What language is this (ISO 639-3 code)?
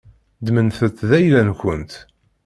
kab